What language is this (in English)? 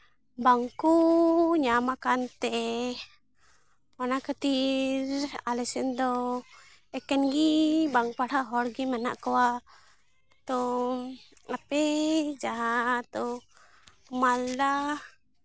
Santali